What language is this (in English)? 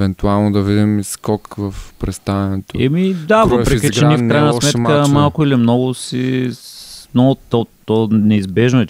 Bulgarian